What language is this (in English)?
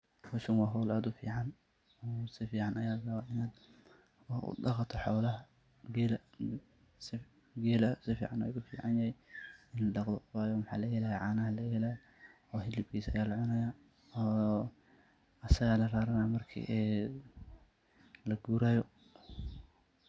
Somali